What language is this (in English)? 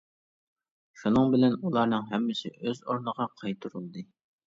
Uyghur